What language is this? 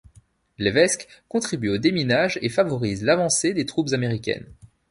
French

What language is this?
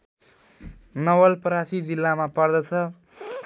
Nepali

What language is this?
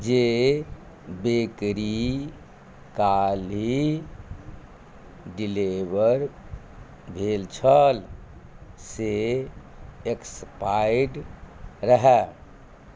Maithili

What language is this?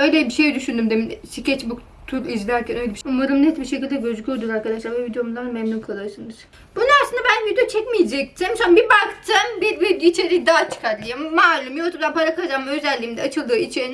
Turkish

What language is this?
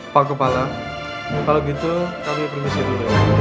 Indonesian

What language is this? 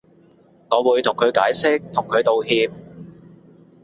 Cantonese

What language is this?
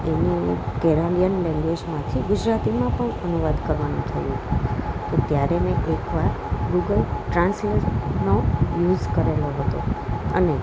Gujarati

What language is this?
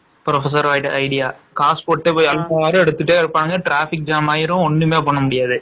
Tamil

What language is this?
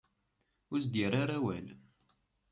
Kabyle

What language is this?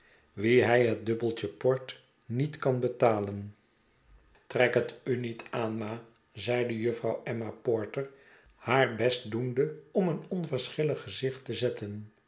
Dutch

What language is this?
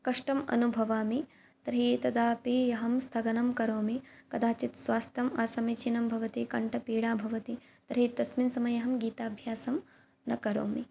Sanskrit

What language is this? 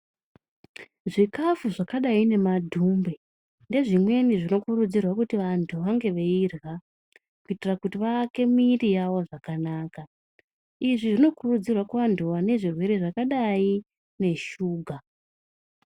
Ndau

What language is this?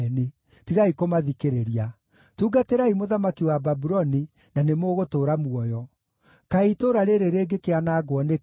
Kikuyu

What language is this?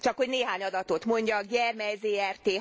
Hungarian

